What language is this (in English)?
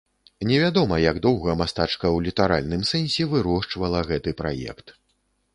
Belarusian